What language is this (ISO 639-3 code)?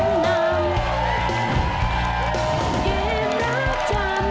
tha